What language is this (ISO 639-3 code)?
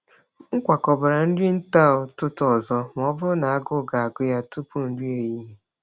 ibo